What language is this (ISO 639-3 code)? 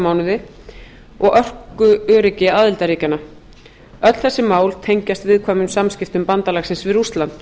isl